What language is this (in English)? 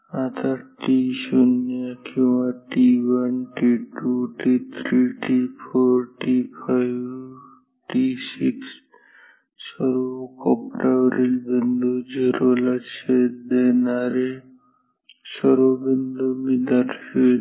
Marathi